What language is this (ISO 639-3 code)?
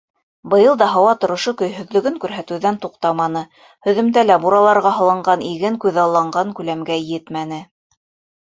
bak